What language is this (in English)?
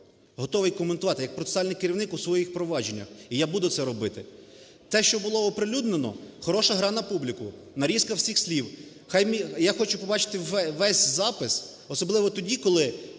Ukrainian